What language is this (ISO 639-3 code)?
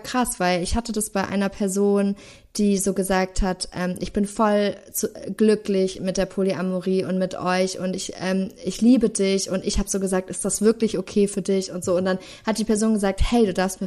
deu